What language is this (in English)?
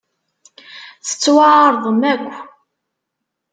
Kabyle